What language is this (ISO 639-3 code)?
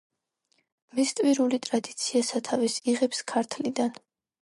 kat